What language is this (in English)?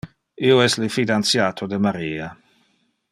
Interlingua